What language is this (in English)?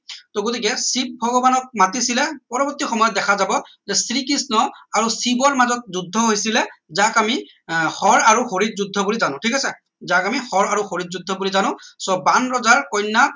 Assamese